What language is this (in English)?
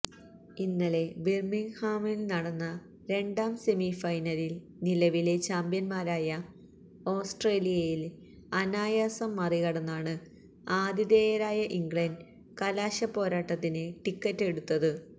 Malayalam